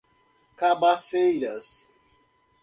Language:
Portuguese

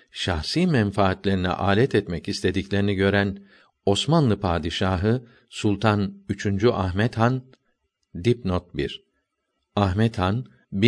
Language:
Turkish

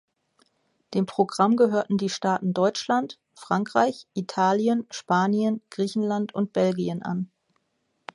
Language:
German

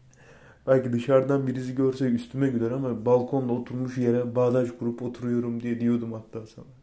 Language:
Turkish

